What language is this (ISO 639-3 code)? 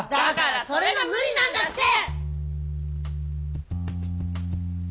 jpn